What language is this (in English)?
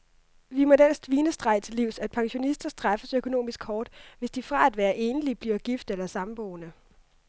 Danish